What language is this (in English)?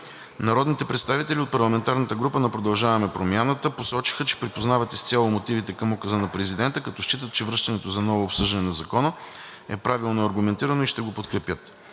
Bulgarian